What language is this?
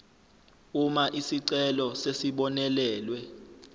Zulu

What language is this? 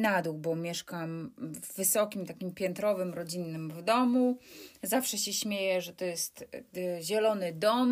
Polish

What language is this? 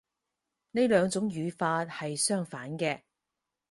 Cantonese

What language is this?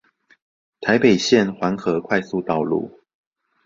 Chinese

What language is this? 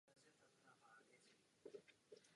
Czech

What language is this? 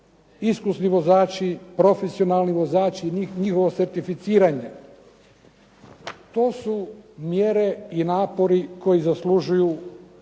Croatian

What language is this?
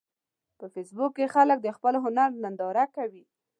Pashto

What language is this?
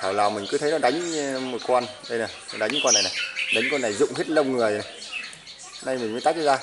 Vietnamese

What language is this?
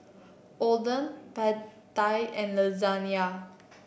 English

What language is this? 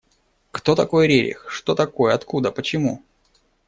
Russian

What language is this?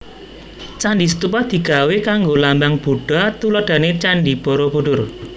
Javanese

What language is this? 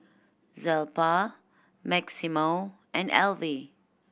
English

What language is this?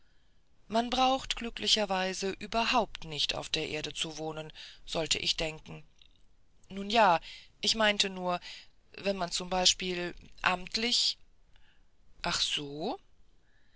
German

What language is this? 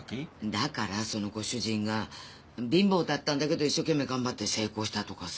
Japanese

